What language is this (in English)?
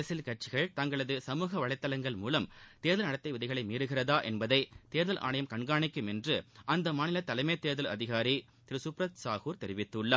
Tamil